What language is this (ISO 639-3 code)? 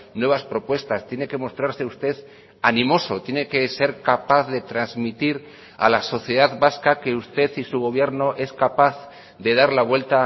spa